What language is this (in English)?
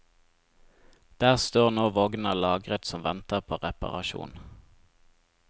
Norwegian